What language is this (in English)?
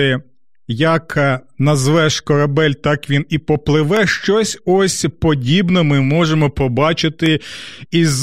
Ukrainian